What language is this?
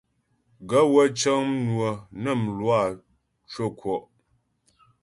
Ghomala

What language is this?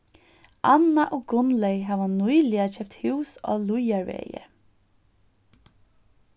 Faroese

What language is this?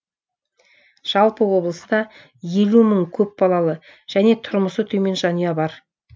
Kazakh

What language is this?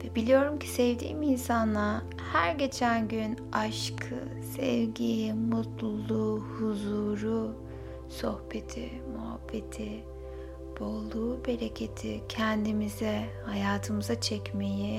Turkish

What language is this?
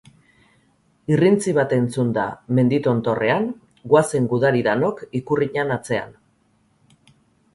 Basque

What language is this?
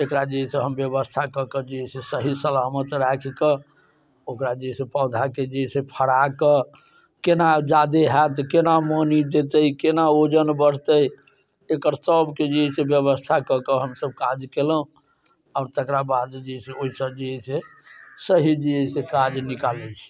Maithili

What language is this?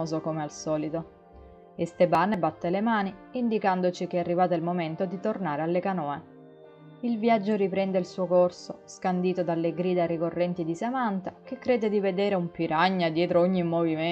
Italian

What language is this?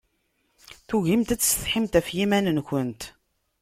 Kabyle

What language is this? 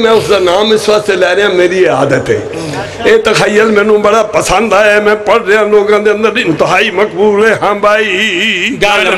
Arabic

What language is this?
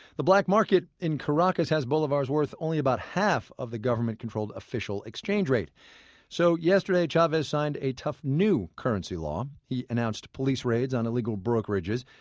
English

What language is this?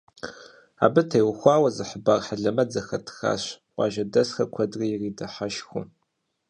Kabardian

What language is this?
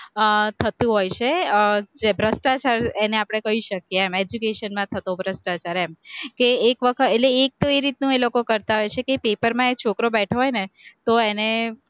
Gujarati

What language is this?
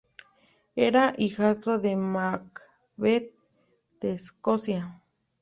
Spanish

